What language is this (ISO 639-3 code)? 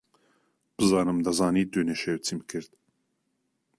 ckb